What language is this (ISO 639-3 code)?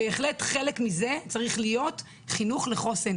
heb